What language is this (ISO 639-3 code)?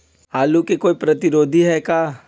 mag